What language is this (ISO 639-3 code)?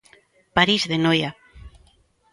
glg